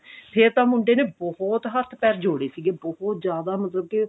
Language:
Punjabi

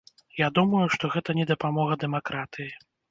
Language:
Belarusian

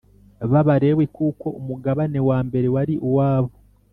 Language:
Kinyarwanda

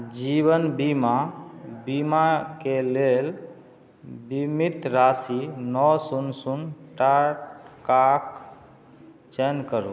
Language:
Maithili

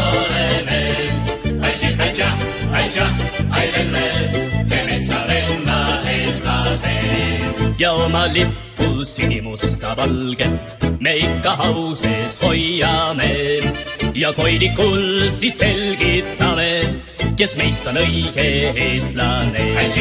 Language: Romanian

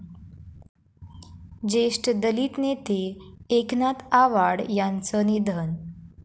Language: Marathi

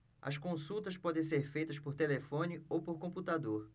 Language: Portuguese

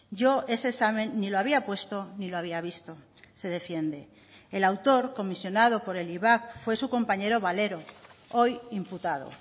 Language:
Spanish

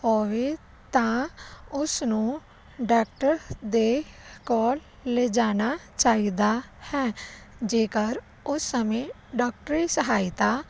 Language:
Punjabi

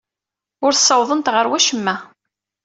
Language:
Kabyle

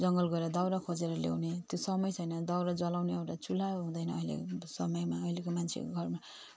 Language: Nepali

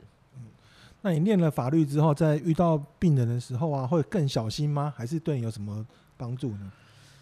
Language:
Chinese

